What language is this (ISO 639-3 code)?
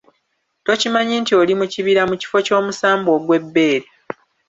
lug